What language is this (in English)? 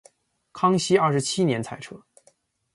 Chinese